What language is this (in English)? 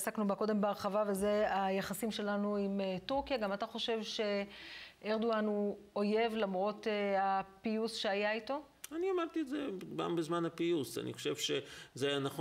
Hebrew